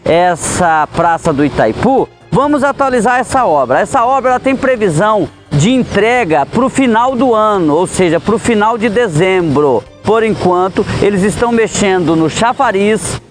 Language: Portuguese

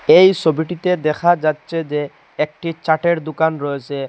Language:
Bangla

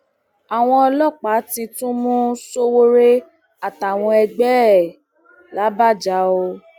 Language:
Yoruba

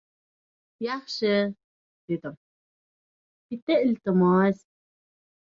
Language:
Uzbek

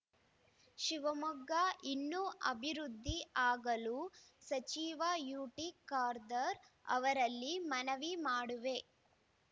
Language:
Kannada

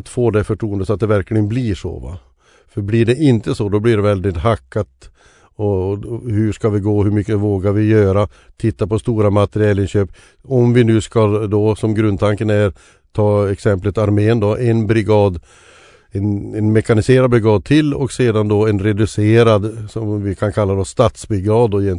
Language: Swedish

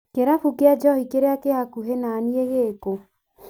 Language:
Kikuyu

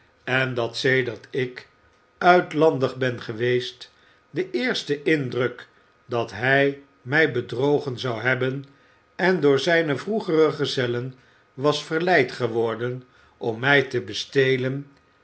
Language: Dutch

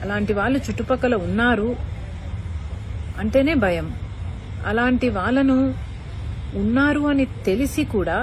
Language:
Hindi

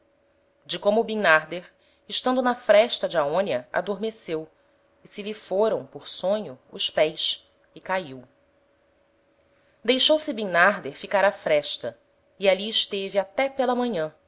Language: Portuguese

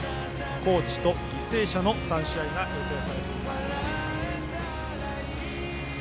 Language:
Japanese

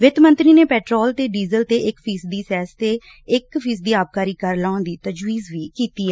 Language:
Punjabi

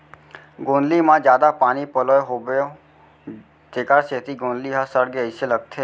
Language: Chhattisgarhi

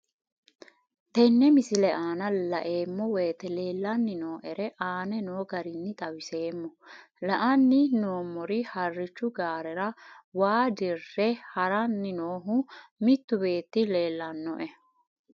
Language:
Sidamo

